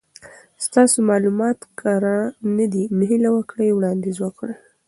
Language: Pashto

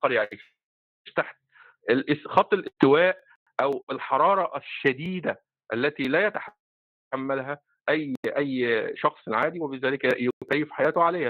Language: Arabic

